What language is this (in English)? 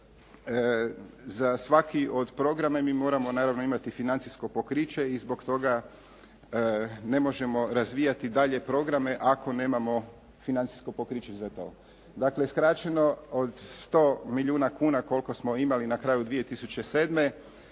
Croatian